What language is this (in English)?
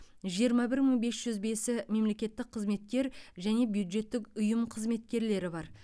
Kazakh